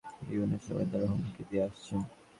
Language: Bangla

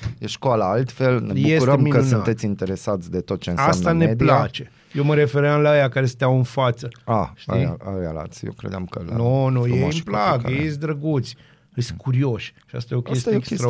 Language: Romanian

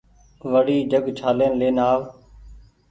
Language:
Goaria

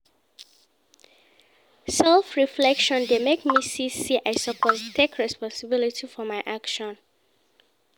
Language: Nigerian Pidgin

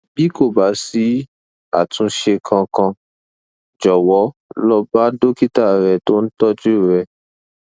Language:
Yoruba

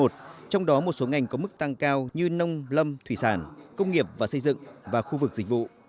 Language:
Vietnamese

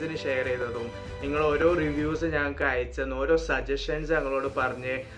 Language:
Malayalam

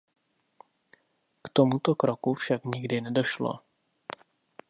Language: Czech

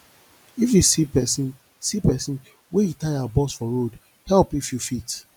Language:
Nigerian Pidgin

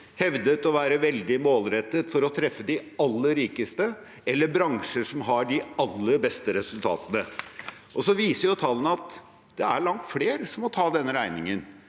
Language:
Norwegian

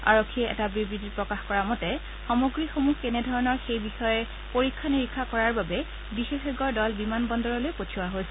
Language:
Assamese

